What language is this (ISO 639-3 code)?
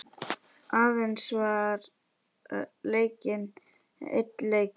isl